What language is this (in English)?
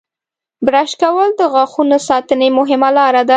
Pashto